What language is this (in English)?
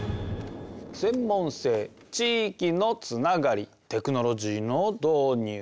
Japanese